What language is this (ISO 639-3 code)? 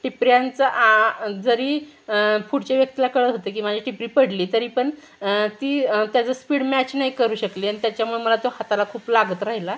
mar